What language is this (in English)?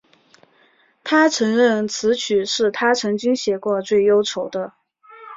Chinese